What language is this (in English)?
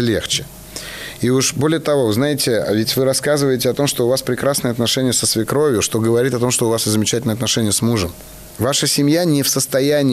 Russian